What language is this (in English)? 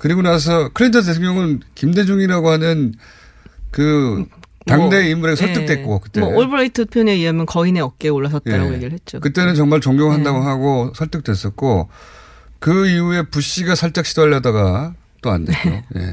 Korean